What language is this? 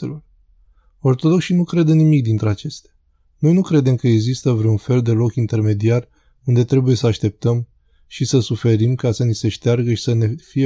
Romanian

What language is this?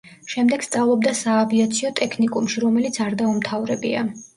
Georgian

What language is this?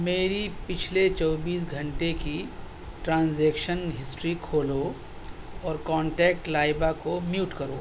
Urdu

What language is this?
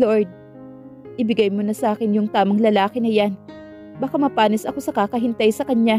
Filipino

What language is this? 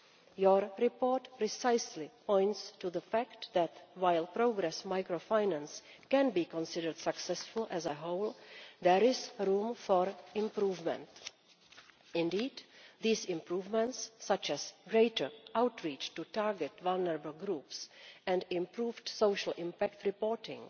English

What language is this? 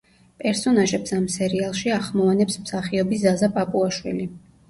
Georgian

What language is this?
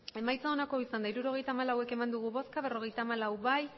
Basque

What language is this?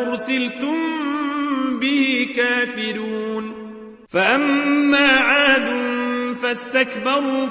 Arabic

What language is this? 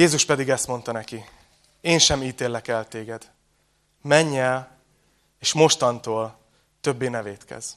Hungarian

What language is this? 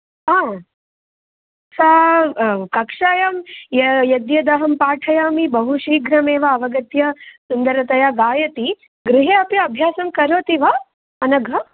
Sanskrit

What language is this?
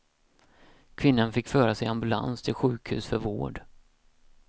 Swedish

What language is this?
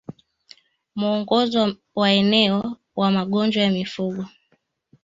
Swahili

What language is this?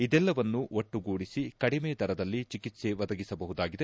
Kannada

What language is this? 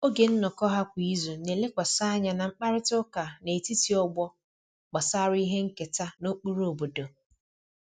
Igbo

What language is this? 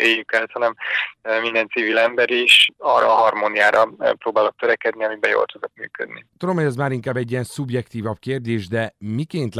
Hungarian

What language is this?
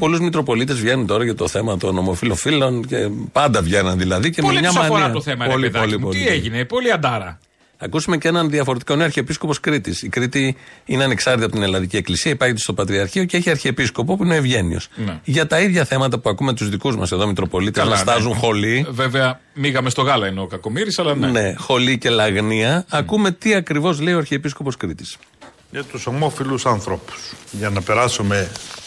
Greek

